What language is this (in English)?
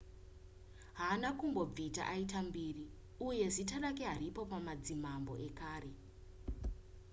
Shona